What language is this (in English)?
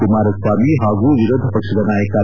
Kannada